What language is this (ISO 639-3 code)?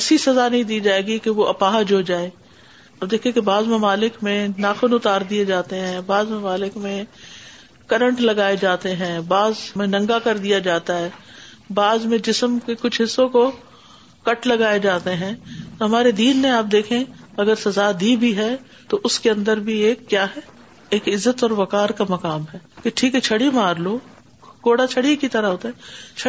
urd